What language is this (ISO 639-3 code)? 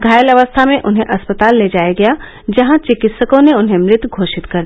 hin